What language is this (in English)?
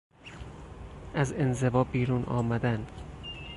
Persian